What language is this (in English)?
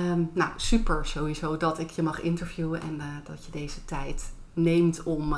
Dutch